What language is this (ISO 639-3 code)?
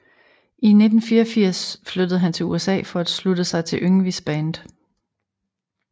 dan